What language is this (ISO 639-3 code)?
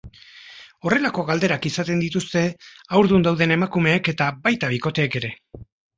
eus